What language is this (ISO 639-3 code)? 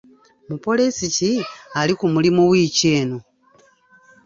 lug